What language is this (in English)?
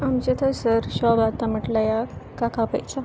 Konkani